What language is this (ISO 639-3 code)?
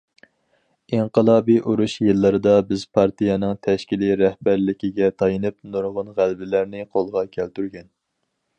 uig